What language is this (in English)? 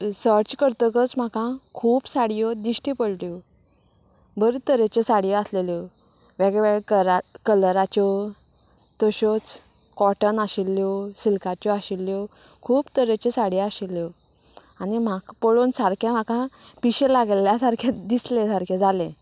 Konkani